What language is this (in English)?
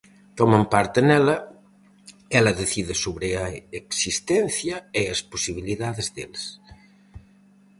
Galician